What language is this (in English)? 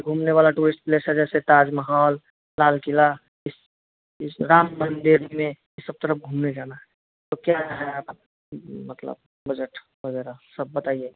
Hindi